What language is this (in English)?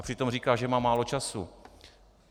Czech